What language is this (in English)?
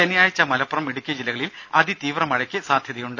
Malayalam